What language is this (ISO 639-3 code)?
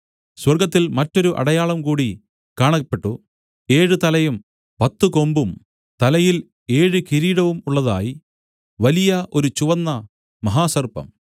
mal